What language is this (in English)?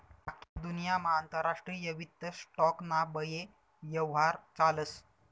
Marathi